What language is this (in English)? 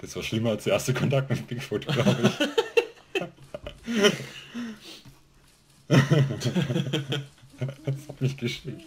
German